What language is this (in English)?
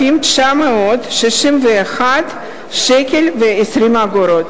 Hebrew